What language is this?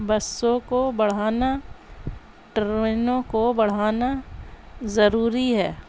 Urdu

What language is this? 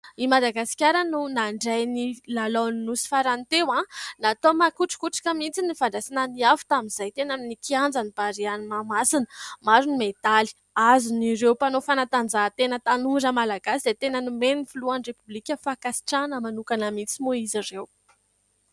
Malagasy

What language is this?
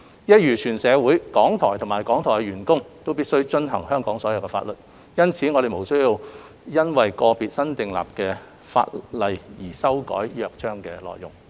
Cantonese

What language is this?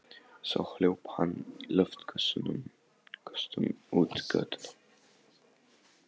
Icelandic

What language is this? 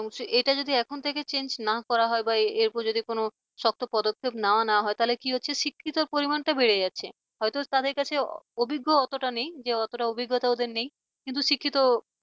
Bangla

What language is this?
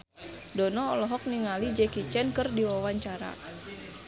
Sundanese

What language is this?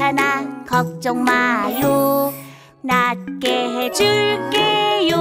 Korean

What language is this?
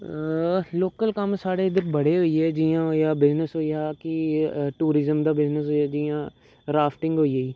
Dogri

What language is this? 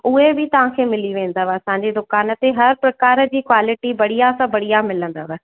Sindhi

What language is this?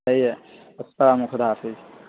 Urdu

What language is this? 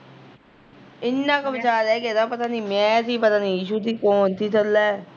Punjabi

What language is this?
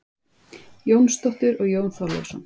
Icelandic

